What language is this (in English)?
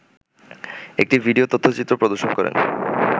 Bangla